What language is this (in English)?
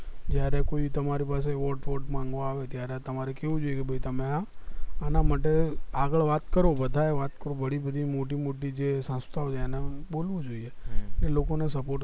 Gujarati